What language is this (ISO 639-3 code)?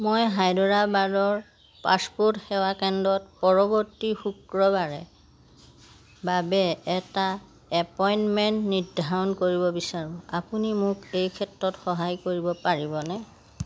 asm